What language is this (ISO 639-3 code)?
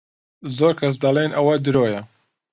ckb